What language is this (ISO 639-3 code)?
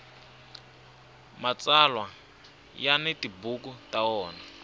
tso